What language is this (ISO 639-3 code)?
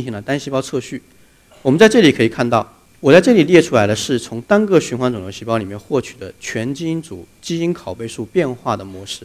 zho